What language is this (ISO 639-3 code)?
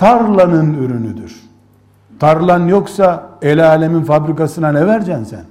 tur